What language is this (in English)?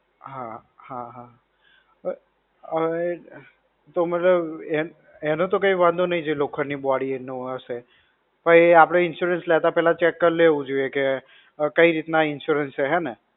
Gujarati